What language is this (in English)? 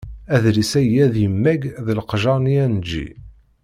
Kabyle